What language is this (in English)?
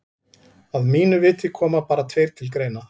Icelandic